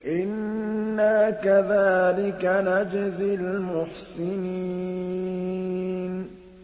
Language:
Arabic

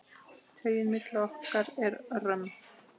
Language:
Icelandic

